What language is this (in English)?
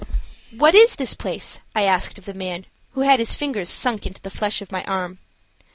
English